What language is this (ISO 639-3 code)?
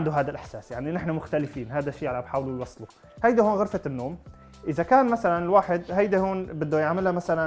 ara